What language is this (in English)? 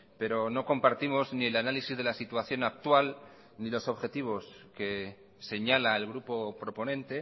Spanish